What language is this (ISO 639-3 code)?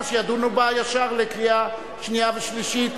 heb